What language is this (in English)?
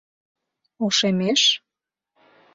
Mari